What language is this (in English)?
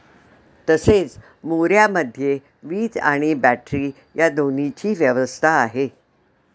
Marathi